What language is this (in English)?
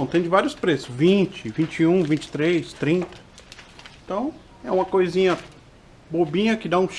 Portuguese